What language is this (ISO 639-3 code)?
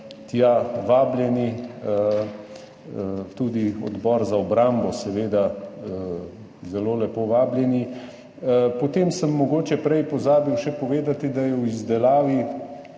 slv